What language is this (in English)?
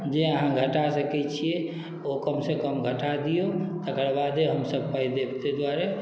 Maithili